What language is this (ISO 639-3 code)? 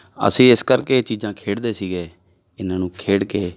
pan